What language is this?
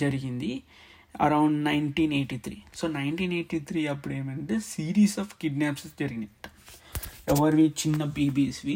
Telugu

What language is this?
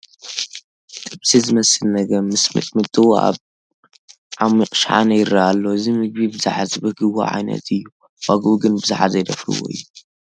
Tigrinya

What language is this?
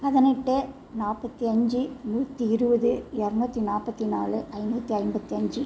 Tamil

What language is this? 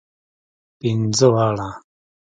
Pashto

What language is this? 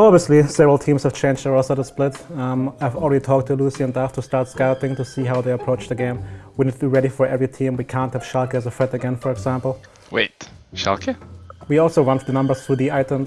English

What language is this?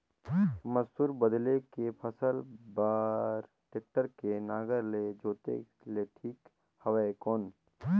Chhattisgarhi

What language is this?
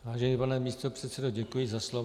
Czech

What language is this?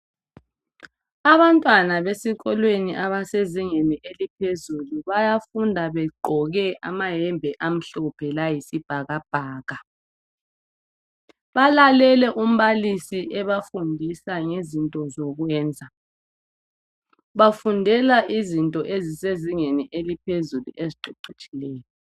North Ndebele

